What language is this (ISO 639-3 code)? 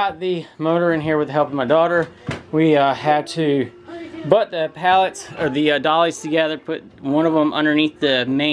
eng